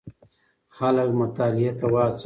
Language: Pashto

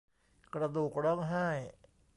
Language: Thai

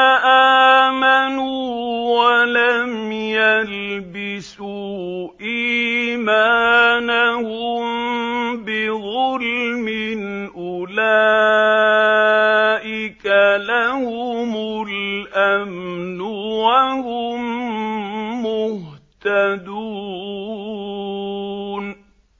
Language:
Arabic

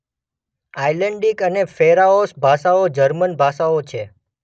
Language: Gujarati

